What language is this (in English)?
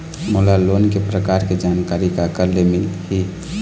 Chhattisgarhi